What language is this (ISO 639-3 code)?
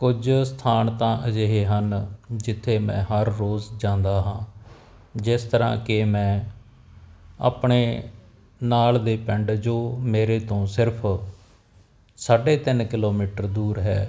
pan